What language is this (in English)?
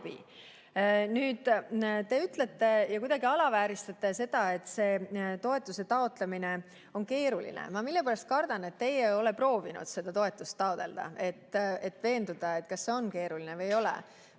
Estonian